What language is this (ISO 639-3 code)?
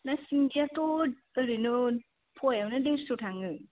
brx